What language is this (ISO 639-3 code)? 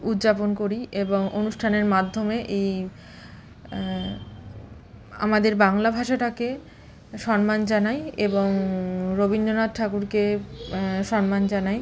ben